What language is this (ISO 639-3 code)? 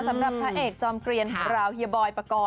tha